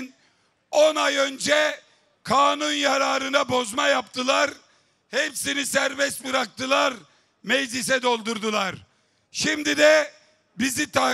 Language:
Turkish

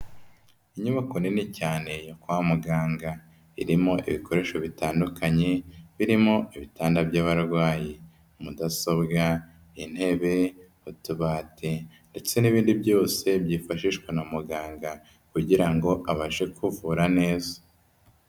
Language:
Kinyarwanda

